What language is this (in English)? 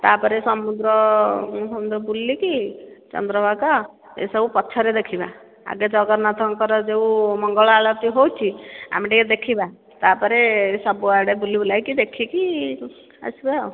Odia